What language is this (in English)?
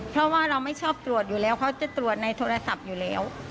Thai